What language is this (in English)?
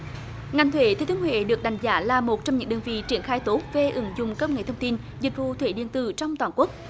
Vietnamese